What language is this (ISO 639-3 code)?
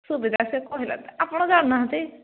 ori